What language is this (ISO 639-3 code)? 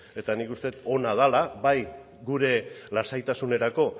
eus